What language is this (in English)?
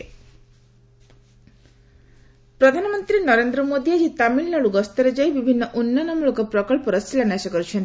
Odia